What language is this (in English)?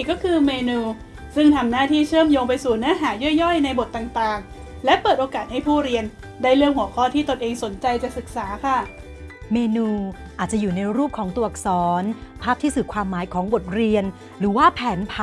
Thai